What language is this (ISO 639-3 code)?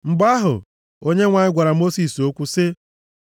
ibo